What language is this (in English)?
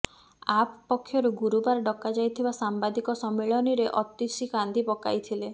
Odia